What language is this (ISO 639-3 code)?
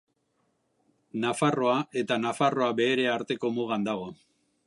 eus